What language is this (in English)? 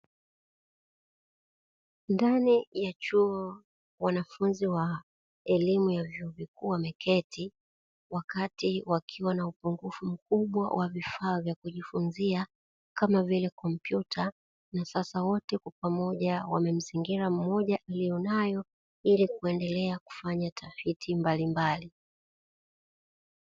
Swahili